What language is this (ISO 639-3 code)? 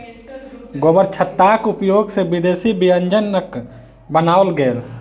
mai